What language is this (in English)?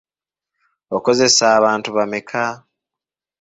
Ganda